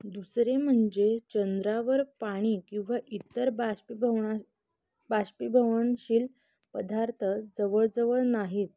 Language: Marathi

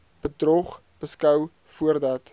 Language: Afrikaans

